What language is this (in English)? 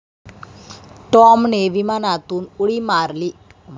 Marathi